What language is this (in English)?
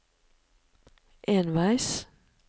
Norwegian